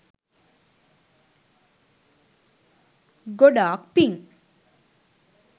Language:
Sinhala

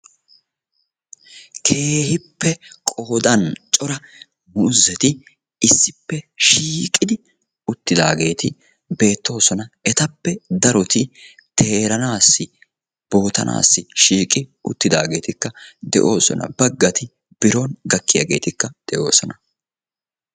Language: Wolaytta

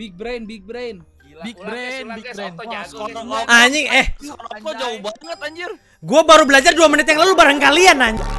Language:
Indonesian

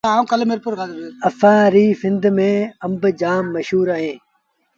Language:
Sindhi Bhil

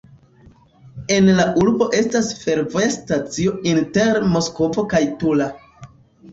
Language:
Esperanto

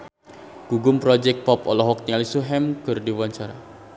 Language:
Sundanese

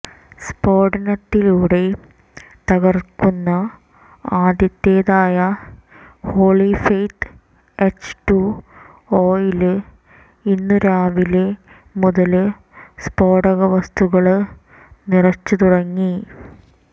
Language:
Malayalam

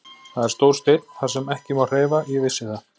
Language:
Icelandic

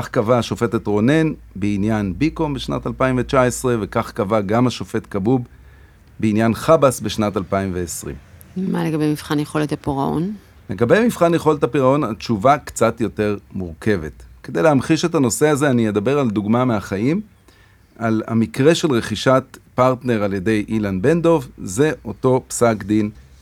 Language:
Hebrew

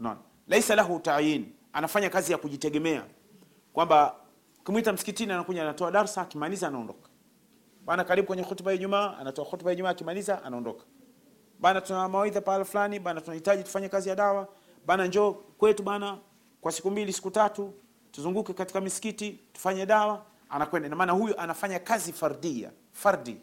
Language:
Swahili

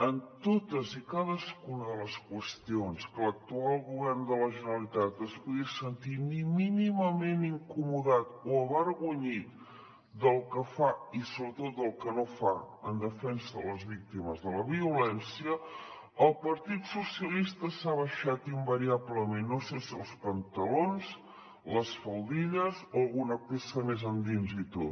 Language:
Catalan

